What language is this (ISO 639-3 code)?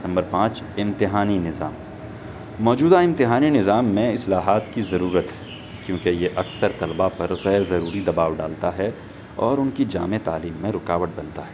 urd